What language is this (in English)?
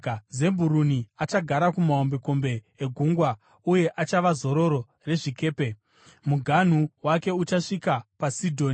Shona